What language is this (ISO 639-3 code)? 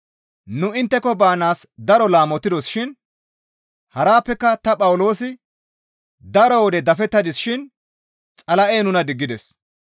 gmv